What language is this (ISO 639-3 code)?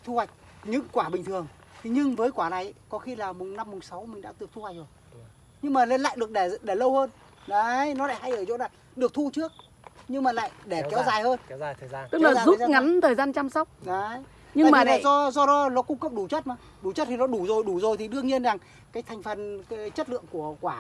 vie